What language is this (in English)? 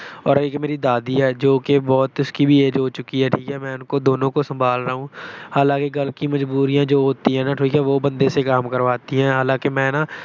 Punjabi